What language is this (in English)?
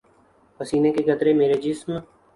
Urdu